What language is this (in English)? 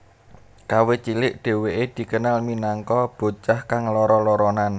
Javanese